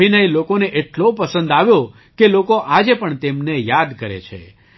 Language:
Gujarati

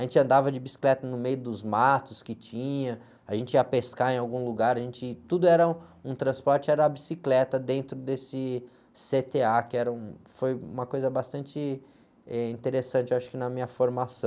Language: Portuguese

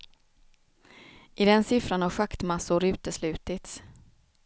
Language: Swedish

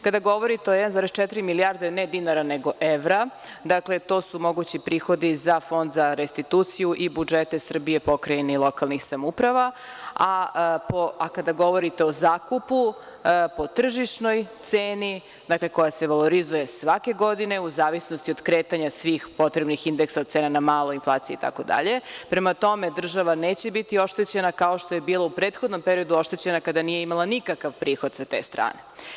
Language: Serbian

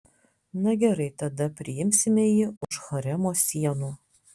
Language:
Lithuanian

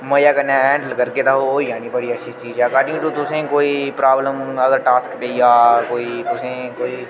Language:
Dogri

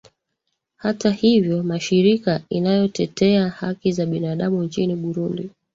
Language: Swahili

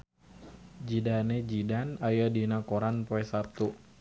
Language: Sundanese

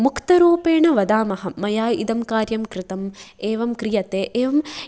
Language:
Sanskrit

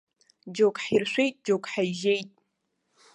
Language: Abkhazian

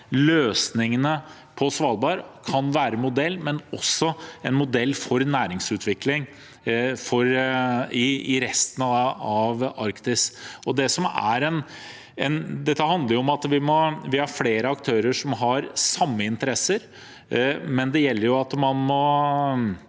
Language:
Norwegian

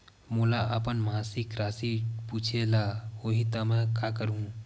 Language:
Chhattisgarhi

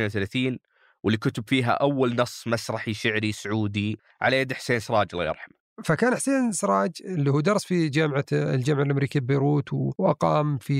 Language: Arabic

